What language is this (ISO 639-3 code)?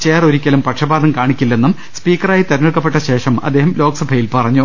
mal